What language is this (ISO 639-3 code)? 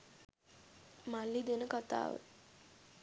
sin